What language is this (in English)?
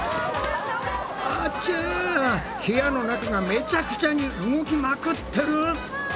Japanese